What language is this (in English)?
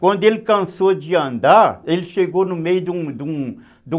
Portuguese